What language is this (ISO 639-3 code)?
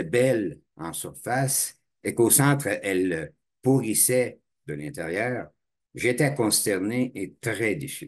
fra